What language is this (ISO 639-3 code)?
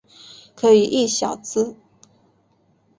zho